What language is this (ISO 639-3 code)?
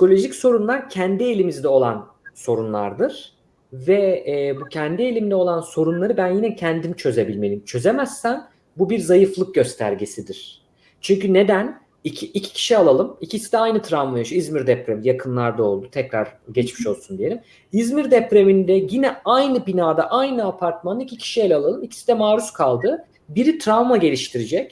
tur